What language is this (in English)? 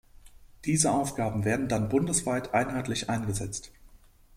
German